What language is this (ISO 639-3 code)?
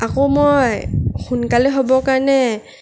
asm